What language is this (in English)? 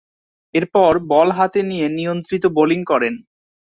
Bangla